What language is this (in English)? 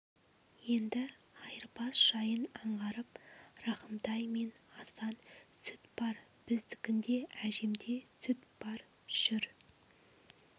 Kazakh